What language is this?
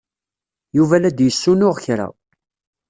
Kabyle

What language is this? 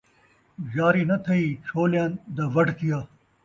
Saraiki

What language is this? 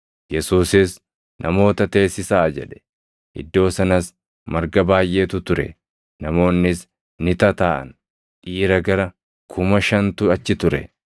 Oromo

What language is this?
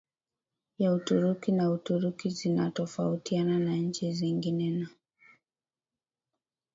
Swahili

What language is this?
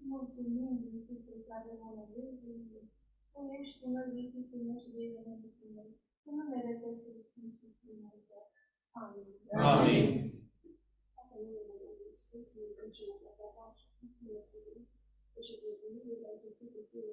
Romanian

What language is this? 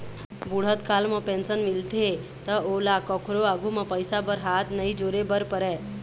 Chhattisgarhi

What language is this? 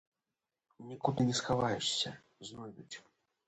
Belarusian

